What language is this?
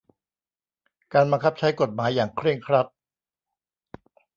Thai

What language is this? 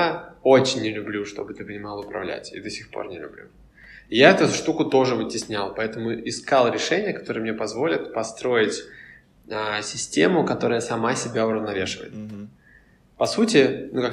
Russian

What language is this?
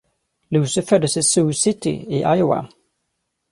Swedish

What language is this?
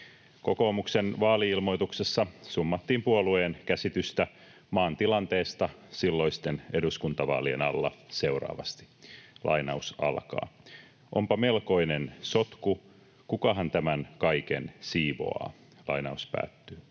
Finnish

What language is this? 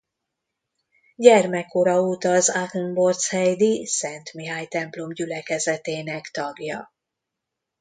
Hungarian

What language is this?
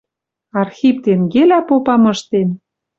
Western Mari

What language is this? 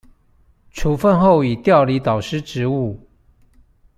Chinese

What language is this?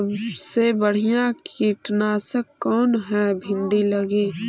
Magahi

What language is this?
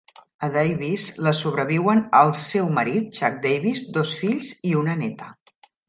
Catalan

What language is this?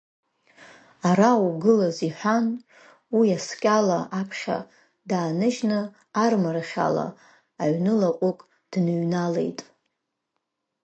Abkhazian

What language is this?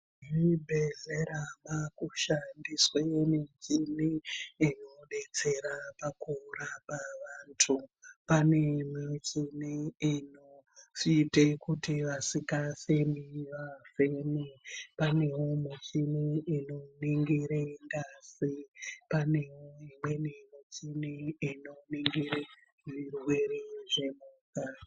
Ndau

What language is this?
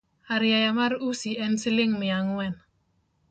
Luo (Kenya and Tanzania)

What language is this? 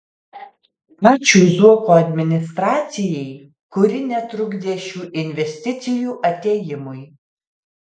Lithuanian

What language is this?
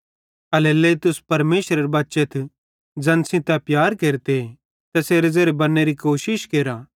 Bhadrawahi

